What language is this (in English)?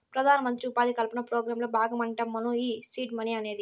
Telugu